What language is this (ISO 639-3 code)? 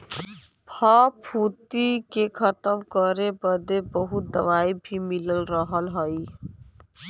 bho